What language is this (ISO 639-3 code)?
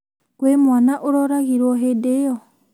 kik